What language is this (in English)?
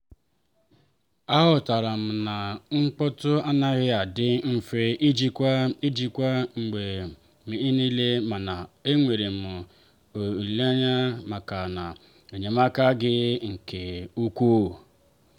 Igbo